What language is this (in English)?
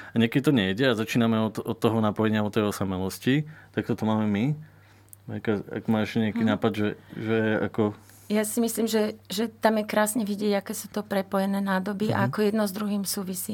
Slovak